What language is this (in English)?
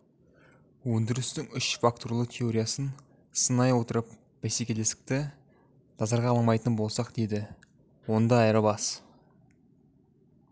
Kazakh